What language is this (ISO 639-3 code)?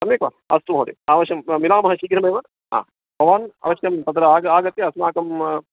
san